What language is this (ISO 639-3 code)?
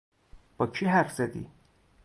fas